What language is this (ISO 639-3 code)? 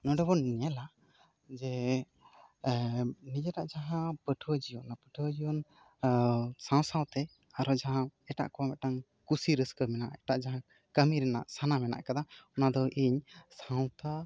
sat